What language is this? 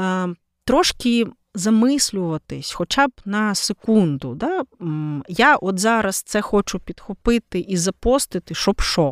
Ukrainian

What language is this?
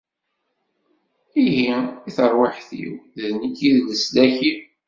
Kabyle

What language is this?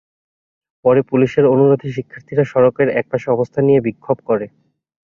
Bangla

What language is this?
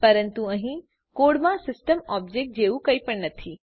Gujarati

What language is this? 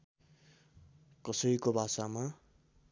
Nepali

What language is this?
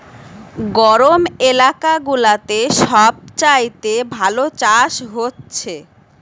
Bangla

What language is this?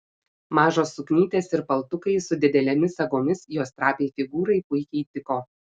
Lithuanian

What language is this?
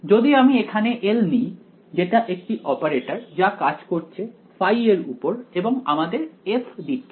Bangla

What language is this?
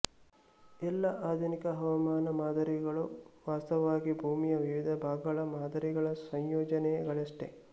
Kannada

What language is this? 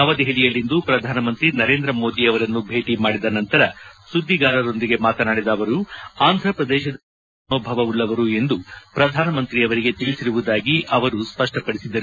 Kannada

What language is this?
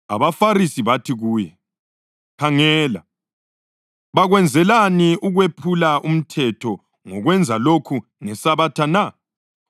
North Ndebele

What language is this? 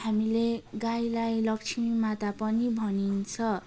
Nepali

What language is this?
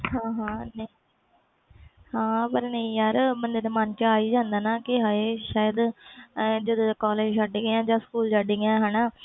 Punjabi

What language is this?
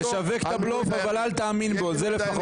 Hebrew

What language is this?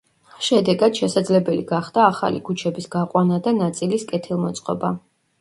Georgian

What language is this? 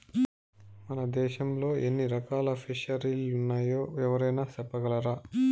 Telugu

